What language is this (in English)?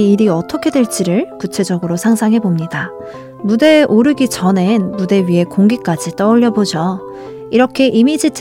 Korean